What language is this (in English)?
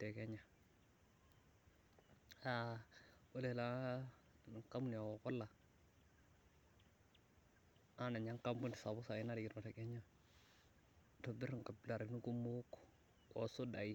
Masai